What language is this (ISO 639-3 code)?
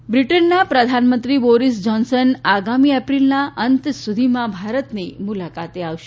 guj